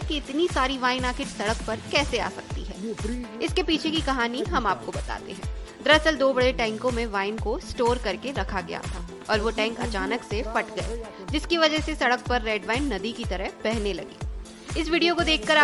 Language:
Hindi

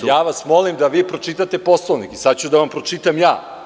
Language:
Serbian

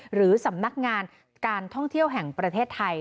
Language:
Thai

